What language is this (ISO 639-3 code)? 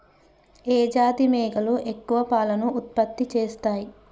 tel